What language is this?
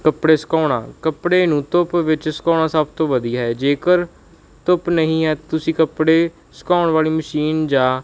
Punjabi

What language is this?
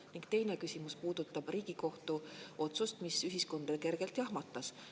Estonian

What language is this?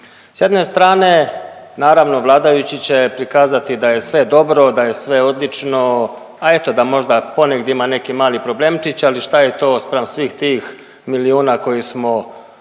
Croatian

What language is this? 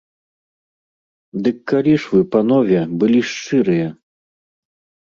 Belarusian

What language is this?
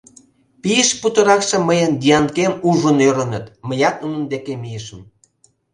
Mari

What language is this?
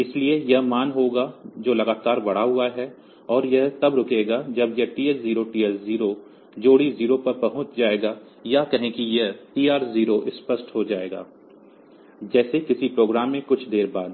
Hindi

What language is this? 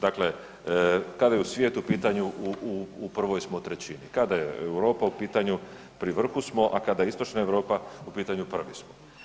Croatian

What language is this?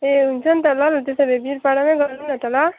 Nepali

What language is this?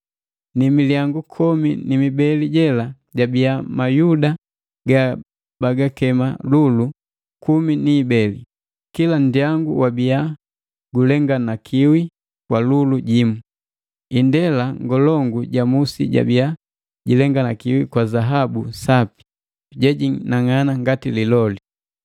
Matengo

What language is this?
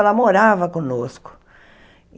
Portuguese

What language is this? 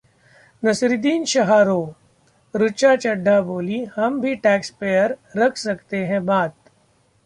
Hindi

